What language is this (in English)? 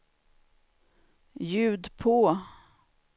Swedish